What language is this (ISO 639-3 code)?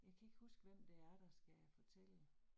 dan